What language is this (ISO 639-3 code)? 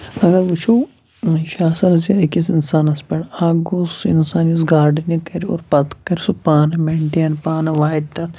kas